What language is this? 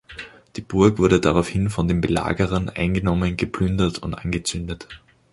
German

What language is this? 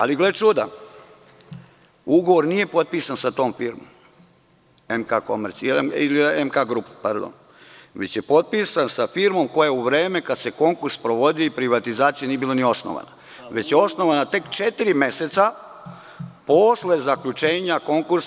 Serbian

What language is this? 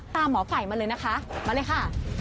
Thai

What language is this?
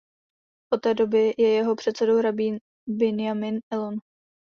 Czech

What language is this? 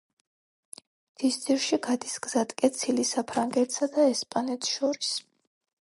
Georgian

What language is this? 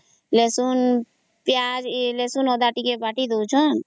Odia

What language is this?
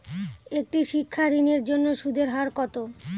Bangla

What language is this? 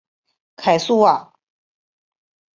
Chinese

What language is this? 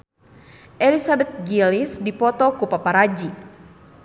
Sundanese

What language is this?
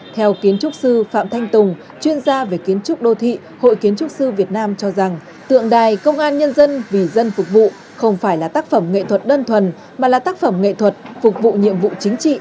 Vietnamese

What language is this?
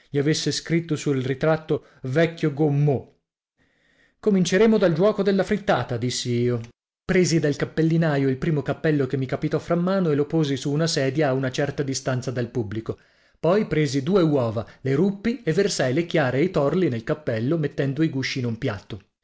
Italian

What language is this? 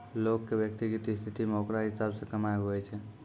Maithili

